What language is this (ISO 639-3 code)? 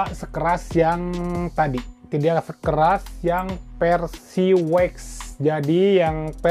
ind